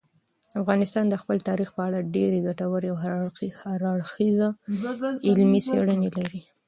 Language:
Pashto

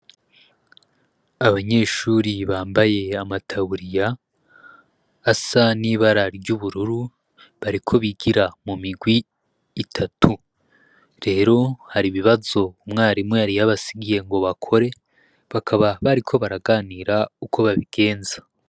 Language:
Rundi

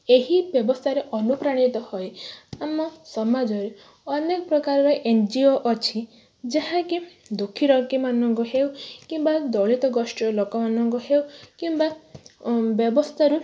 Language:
Odia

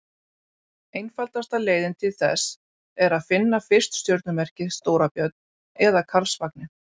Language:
Icelandic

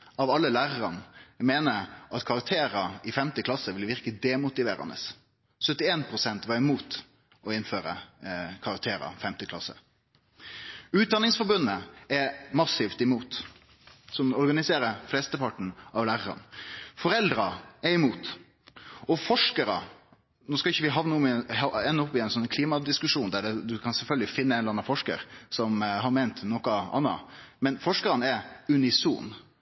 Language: Norwegian Nynorsk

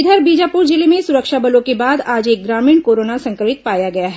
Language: Hindi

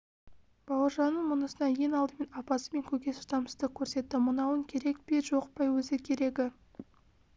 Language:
Kazakh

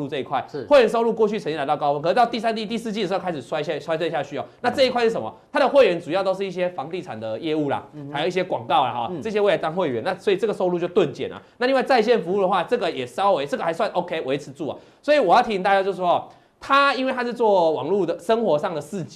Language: Chinese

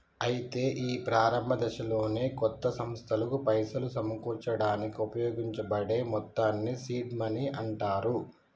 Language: Telugu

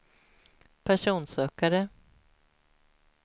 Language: Swedish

